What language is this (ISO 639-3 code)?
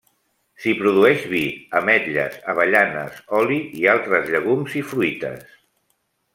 cat